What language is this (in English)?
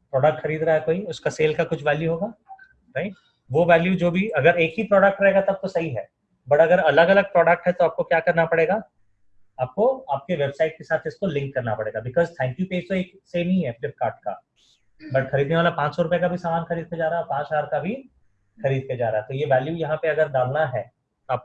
Hindi